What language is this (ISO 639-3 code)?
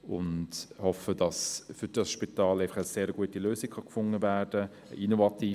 gsw